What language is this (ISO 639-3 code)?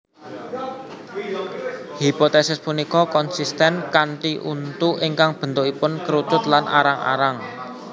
jav